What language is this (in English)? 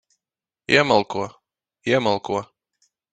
Latvian